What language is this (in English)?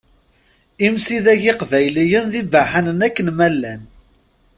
Kabyle